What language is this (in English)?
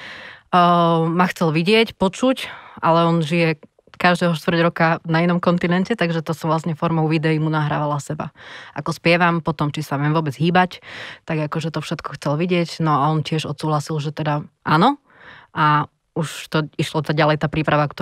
Slovak